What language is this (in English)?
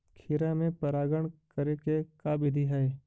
Magahi